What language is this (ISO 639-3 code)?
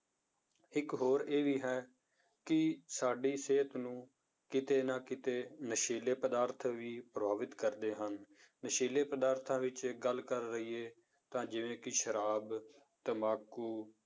pan